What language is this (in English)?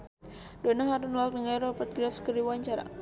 Sundanese